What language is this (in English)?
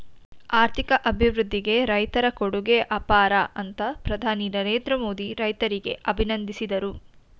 Kannada